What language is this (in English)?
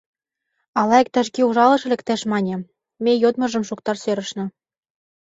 Mari